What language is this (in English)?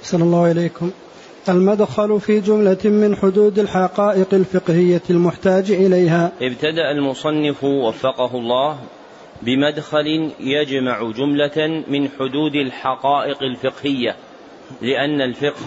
Arabic